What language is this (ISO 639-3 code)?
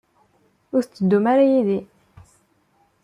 kab